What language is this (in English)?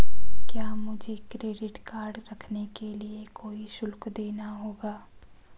Hindi